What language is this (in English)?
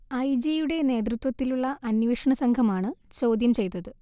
Malayalam